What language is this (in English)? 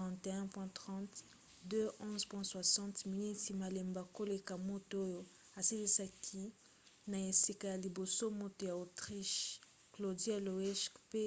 Lingala